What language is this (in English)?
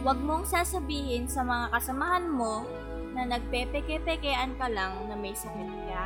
Filipino